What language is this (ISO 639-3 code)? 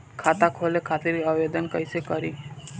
bho